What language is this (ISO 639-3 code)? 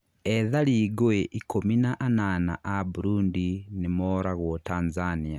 kik